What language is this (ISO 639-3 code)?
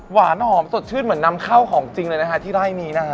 tha